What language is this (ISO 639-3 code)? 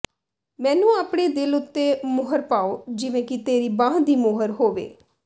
pan